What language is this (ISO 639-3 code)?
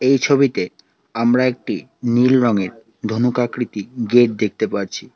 ben